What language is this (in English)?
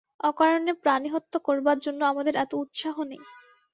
Bangla